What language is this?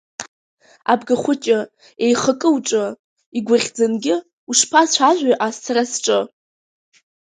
Abkhazian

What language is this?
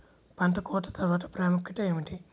Telugu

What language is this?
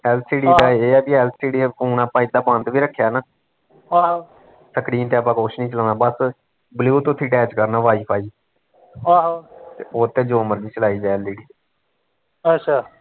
Punjabi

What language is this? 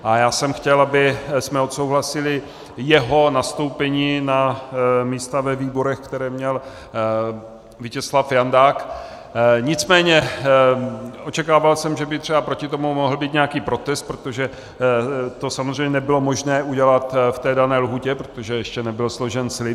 Czech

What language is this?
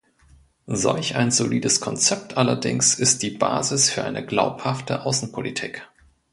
German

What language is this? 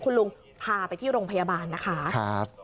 Thai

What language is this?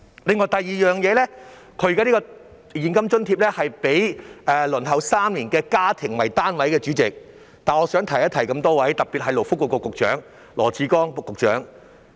Cantonese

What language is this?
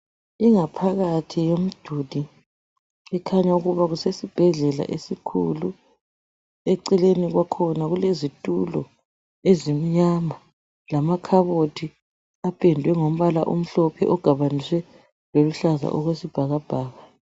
North Ndebele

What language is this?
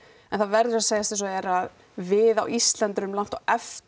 Icelandic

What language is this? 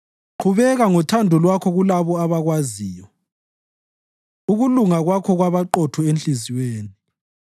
North Ndebele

